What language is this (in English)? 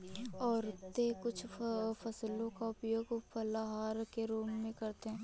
Hindi